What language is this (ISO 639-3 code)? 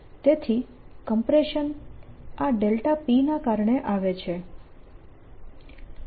guj